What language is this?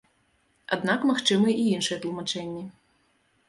Belarusian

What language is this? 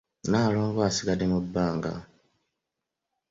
Ganda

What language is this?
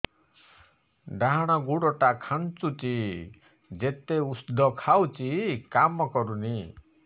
Odia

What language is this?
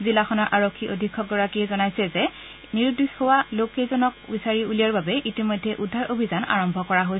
Assamese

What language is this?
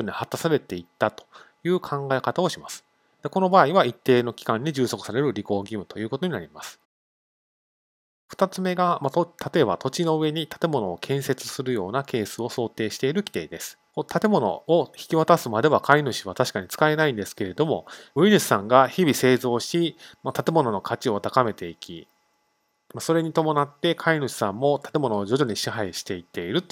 Japanese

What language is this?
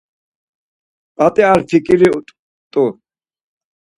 Laz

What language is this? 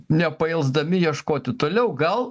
Lithuanian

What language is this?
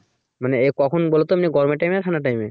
Bangla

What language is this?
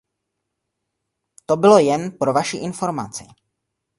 Czech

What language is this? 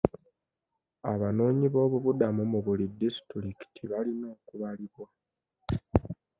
Ganda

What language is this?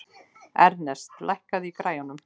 Icelandic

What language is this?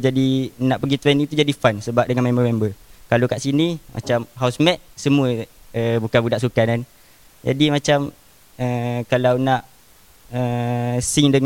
Malay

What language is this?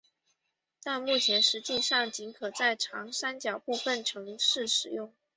Chinese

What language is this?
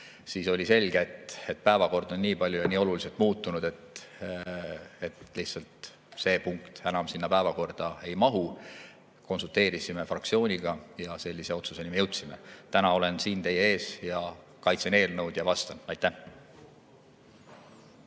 Estonian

